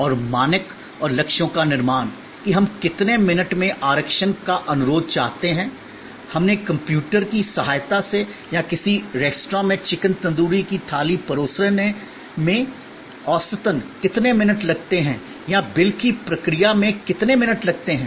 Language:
Hindi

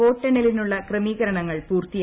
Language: Malayalam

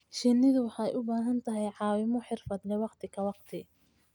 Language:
Somali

